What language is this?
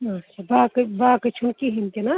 Kashmiri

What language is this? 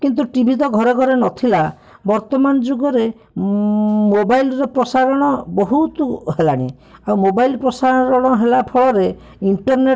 Odia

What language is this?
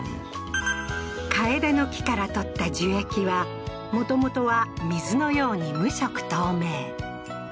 Japanese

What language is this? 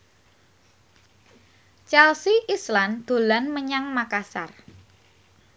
Javanese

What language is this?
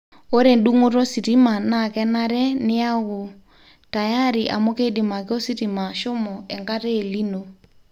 Masai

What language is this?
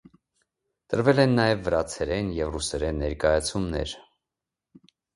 Armenian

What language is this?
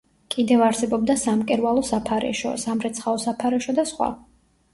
Georgian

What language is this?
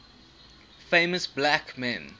English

